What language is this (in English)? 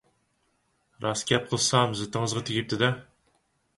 Uyghur